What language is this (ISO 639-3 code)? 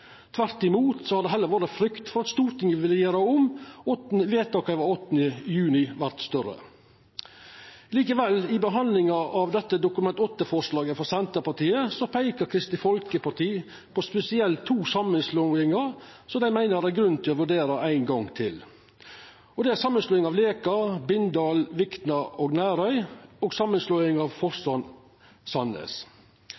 nno